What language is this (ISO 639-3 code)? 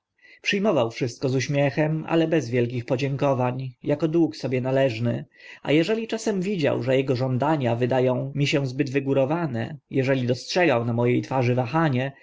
pol